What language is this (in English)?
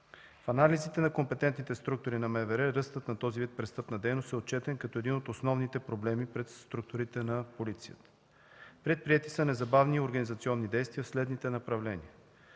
Bulgarian